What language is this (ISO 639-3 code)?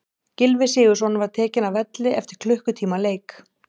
isl